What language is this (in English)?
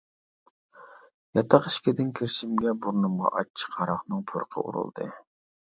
Uyghur